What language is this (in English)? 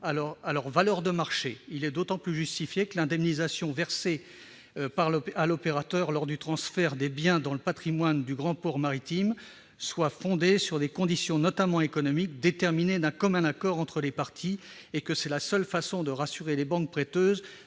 French